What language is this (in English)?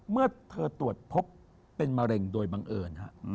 Thai